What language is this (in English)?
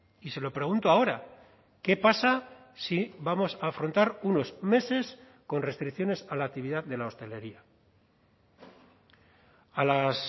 Spanish